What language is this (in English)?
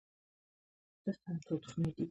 Georgian